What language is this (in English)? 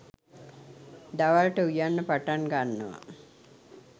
Sinhala